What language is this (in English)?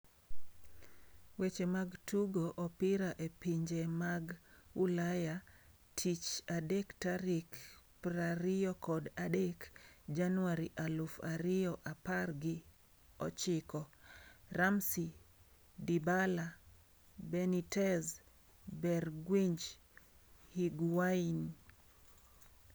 Luo (Kenya and Tanzania)